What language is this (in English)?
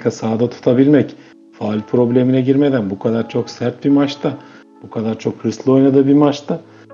Turkish